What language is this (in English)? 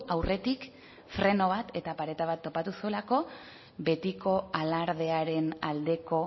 Basque